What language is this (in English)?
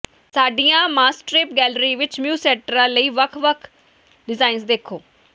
Punjabi